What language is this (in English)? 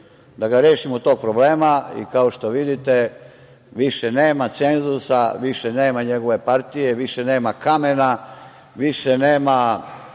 Serbian